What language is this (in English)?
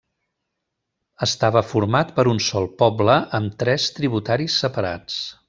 Catalan